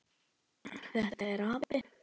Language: Icelandic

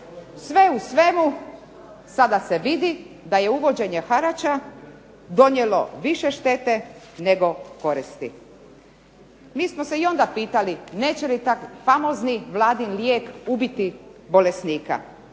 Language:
Croatian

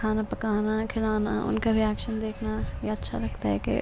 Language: Urdu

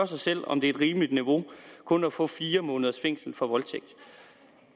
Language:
Danish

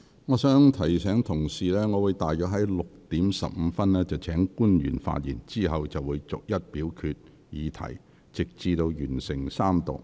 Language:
Cantonese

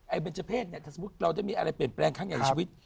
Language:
Thai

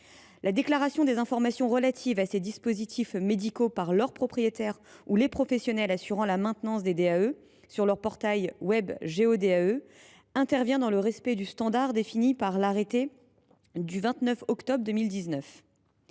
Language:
French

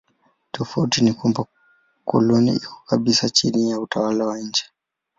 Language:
Swahili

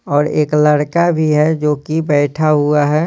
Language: Hindi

